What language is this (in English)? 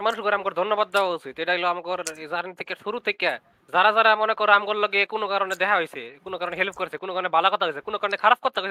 Bangla